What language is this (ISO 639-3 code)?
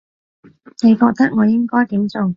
yue